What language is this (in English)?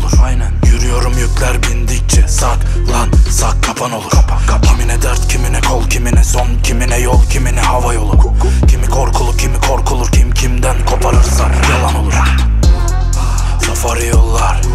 Spanish